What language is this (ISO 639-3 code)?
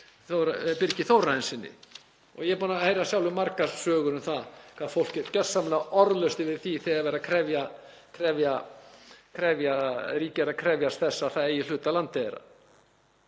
isl